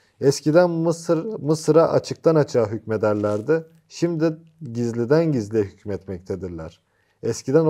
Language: Turkish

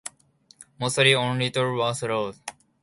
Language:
English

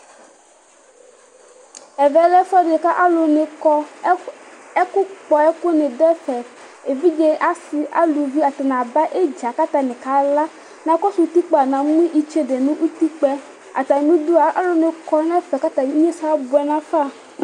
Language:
Ikposo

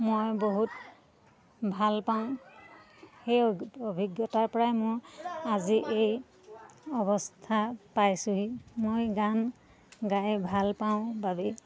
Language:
Assamese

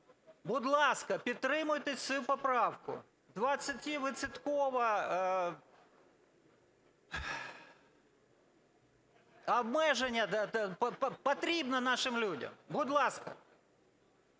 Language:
Ukrainian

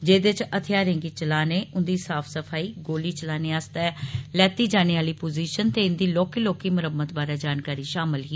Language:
Dogri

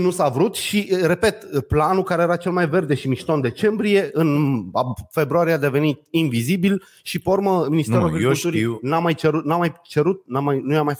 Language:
Romanian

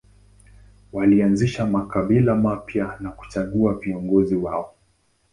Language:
Swahili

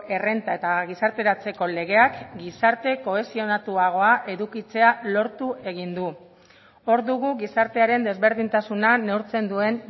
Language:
Basque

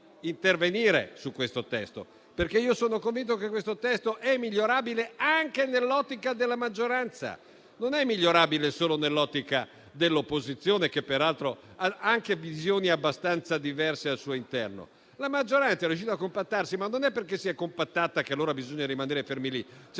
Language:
Italian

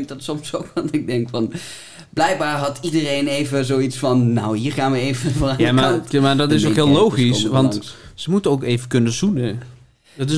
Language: Dutch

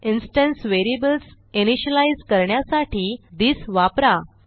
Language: Marathi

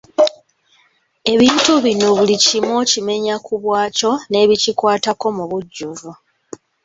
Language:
Ganda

